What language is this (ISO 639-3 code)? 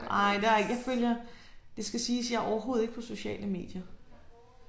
dan